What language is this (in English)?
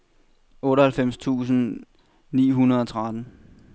Danish